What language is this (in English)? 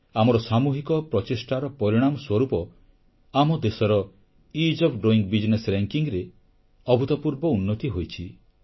Odia